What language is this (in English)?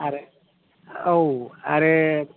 Bodo